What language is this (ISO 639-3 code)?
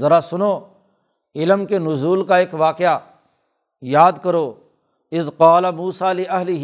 urd